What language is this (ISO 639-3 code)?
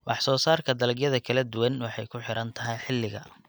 som